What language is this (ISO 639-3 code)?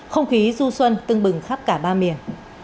vie